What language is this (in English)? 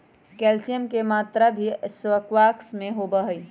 Magahi